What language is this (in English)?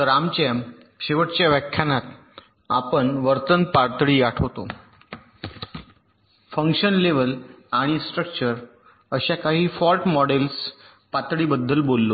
Marathi